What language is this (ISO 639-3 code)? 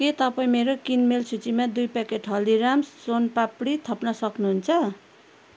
nep